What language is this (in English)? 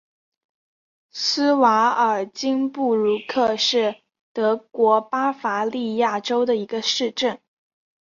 Chinese